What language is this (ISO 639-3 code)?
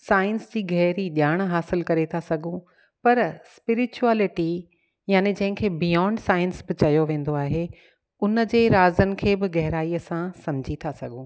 snd